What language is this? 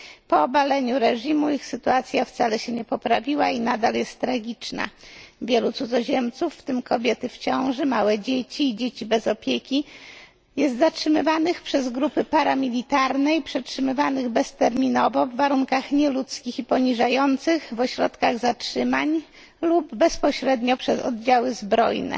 Polish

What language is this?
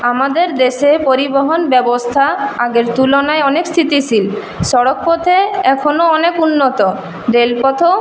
Bangla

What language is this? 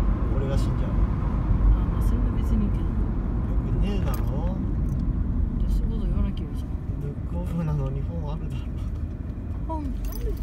Japanese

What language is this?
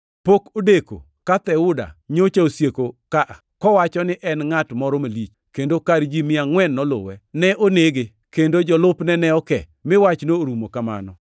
Luo (Kenya and Tanzania)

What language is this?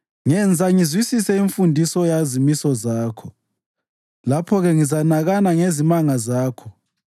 North Ndebele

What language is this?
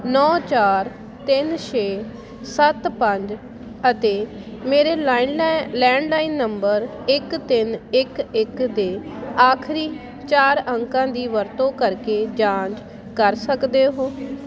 Punjabi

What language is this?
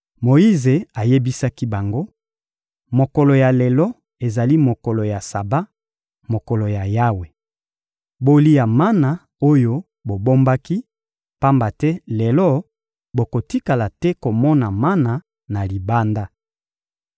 Lingala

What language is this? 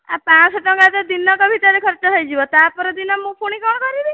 Odia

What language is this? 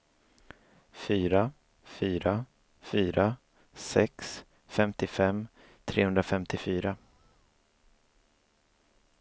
Swedish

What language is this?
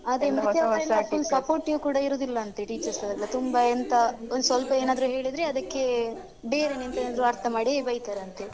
Kannada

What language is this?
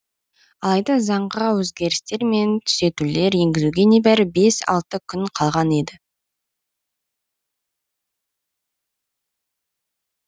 Kazakh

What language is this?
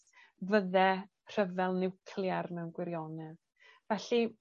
Welsh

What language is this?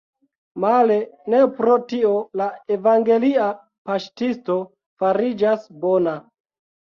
Esperanto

